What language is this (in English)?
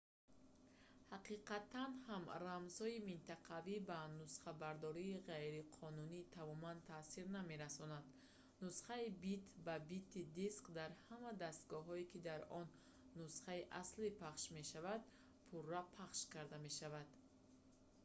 Tajik